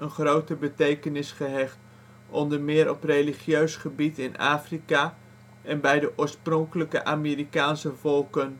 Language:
Dutch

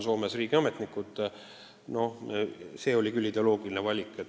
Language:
Estonian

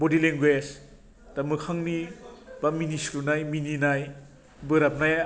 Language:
Bodo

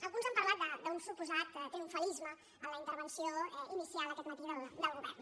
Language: Catalan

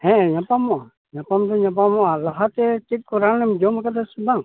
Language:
Santali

